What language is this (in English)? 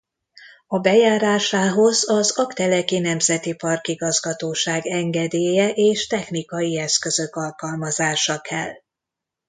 Hungarian